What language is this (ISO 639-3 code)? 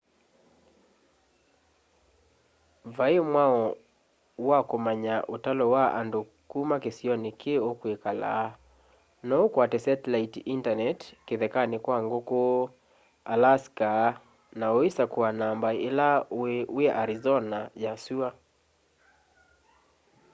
kam